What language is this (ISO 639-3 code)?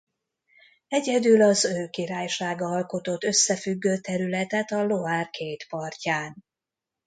hun